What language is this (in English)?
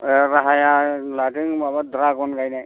Bodo